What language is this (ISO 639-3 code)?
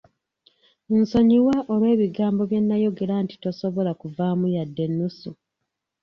lug